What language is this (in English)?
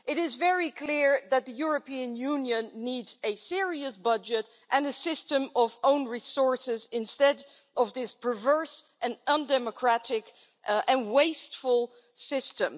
English